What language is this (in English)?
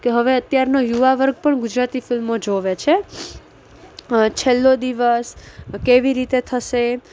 Gujarati